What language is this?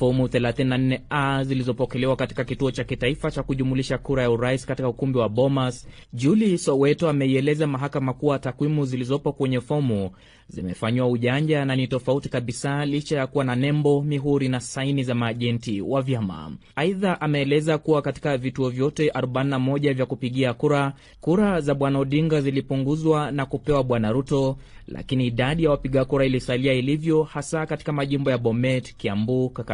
Swahili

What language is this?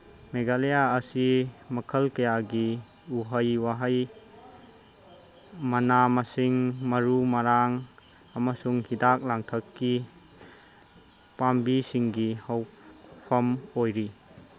Manipuri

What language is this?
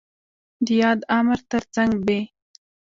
Pashto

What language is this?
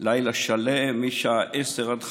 Hebrew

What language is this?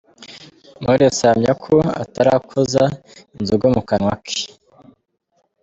Kinyarwanda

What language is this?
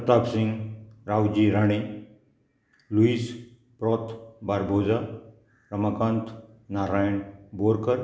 Konkani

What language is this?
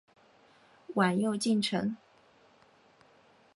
Chinese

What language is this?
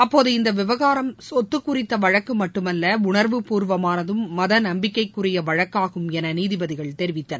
Tamil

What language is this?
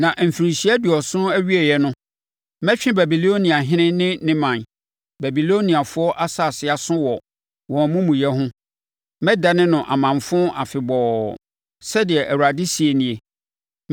Akan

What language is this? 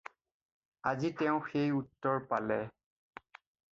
Assamese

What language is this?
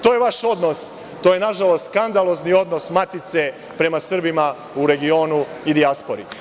Serbian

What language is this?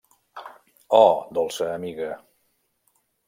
Catalan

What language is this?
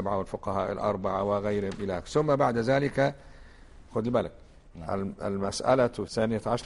Arabic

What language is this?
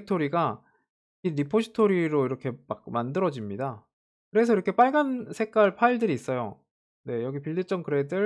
Korean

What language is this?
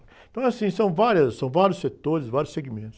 Portuguese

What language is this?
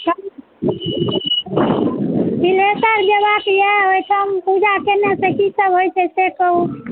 Maithili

